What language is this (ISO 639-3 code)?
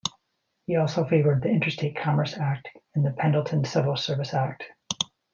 eng